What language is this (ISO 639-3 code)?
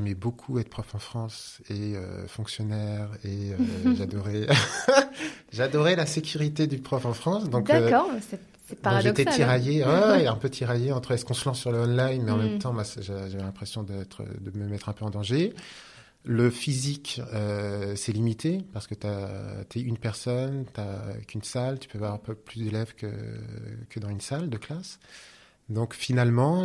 fra